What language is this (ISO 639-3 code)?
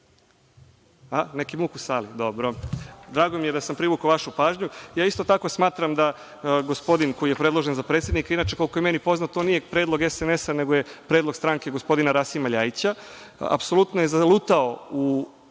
srp